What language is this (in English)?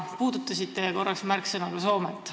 Estonian